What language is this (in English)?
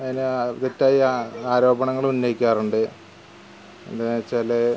Malayalam